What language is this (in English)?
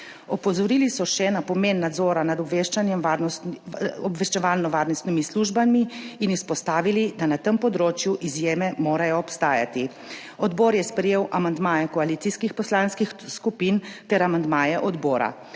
Slovenian